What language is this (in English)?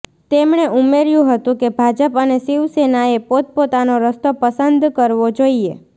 Gujarati